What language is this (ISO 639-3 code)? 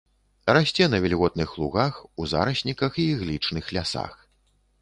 bel